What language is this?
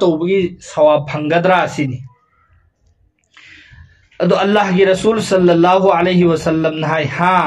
Bangla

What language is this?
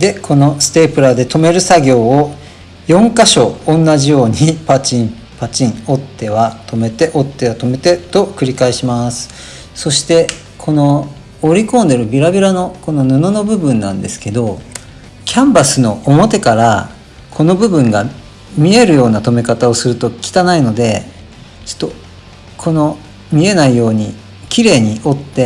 Japanese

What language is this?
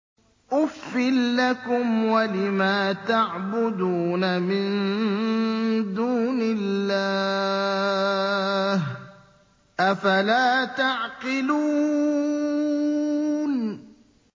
Arabic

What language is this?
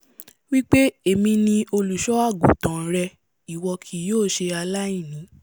Yoruba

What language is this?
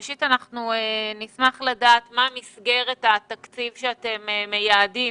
Hebrew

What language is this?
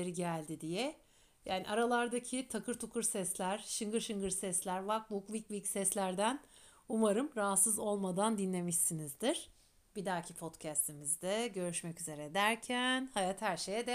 Turkish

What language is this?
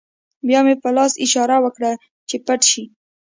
Pashto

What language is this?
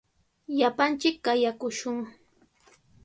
Sihuas Ancash Quechua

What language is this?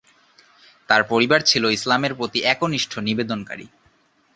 Bangla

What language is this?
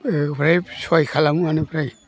Bodo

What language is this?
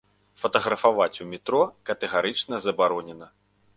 Belarusian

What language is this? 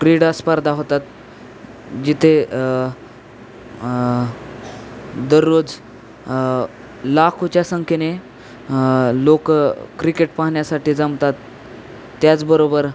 Marathi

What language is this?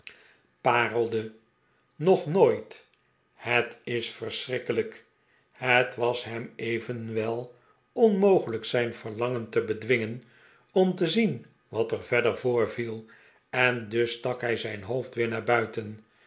Dutch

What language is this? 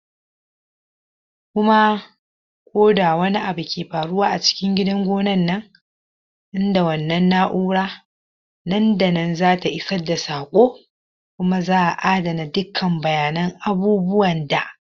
Hausa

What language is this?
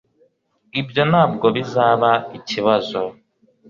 Kinyarwanda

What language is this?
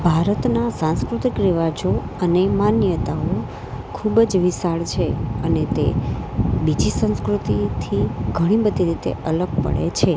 Gujarati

